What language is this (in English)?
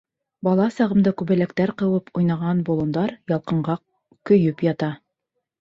Bashkir